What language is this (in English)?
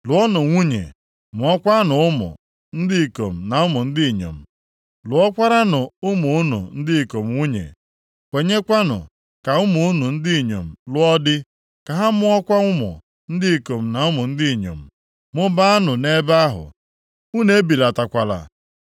Igbo